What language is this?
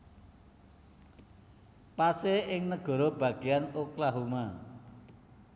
Javanese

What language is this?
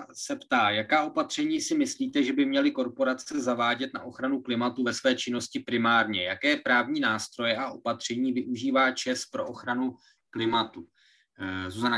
Czech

